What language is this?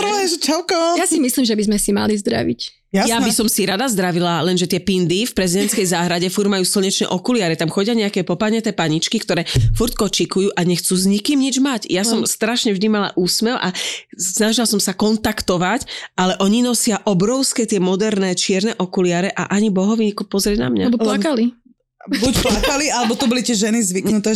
Slovak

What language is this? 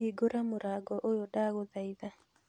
Kikuyu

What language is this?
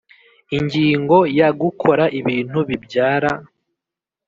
Kinyarwanda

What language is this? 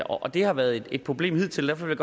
Danish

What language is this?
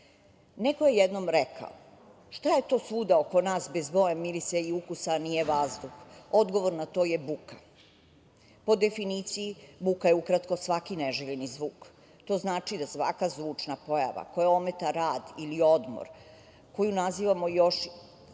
Serbian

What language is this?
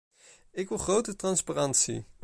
Dutch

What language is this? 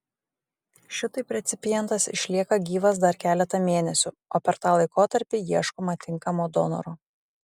Lithuanian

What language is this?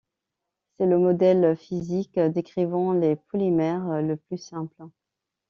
French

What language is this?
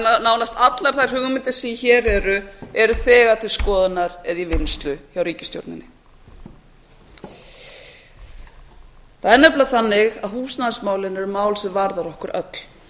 Icelandic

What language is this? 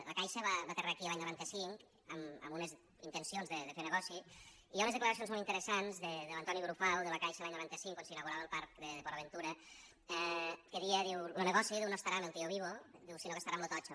Catalan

